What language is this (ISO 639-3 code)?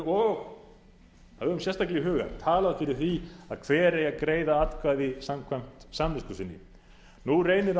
isl